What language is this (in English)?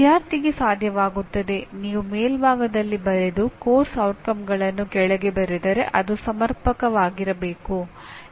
Kannada